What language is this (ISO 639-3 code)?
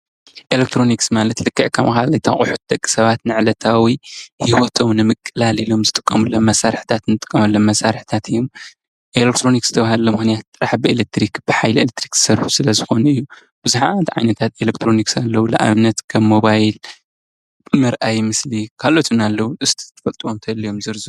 tir